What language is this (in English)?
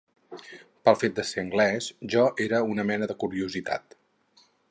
Catalan